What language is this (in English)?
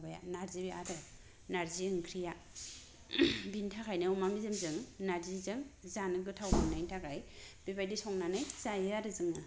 Bodo